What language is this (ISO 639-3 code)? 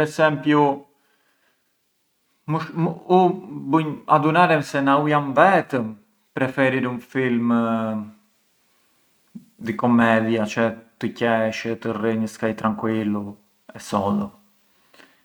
aae